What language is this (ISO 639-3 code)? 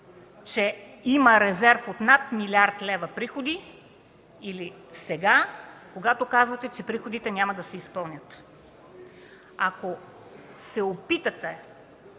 bul